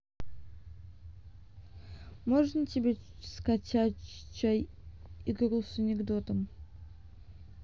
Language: Russian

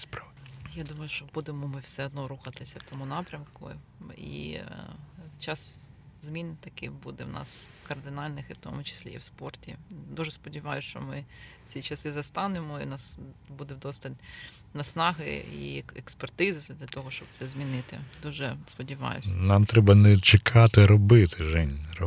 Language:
Ukrainian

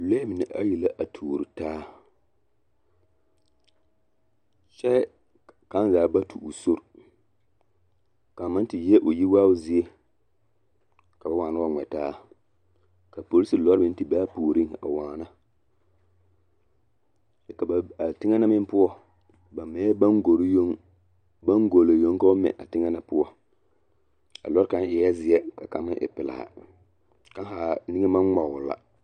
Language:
Southern Dagaare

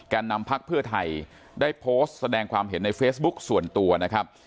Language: Thai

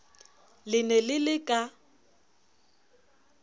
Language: Southern Sotho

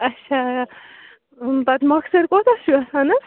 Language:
Kashmiri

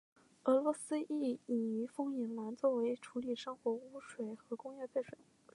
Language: Chinese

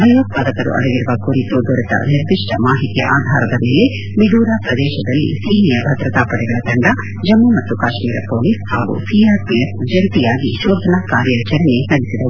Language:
Kannada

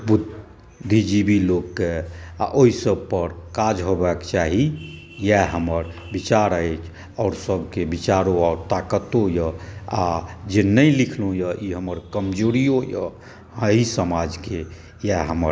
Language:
Maithili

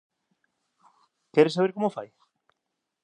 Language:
Galician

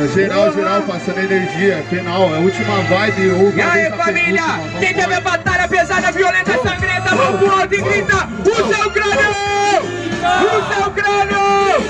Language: Portuguese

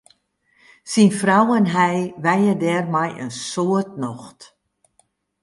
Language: Western Frisian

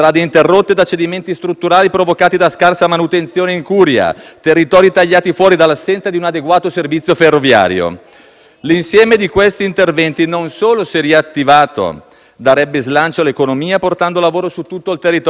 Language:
Italian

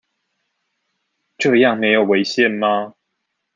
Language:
Chinese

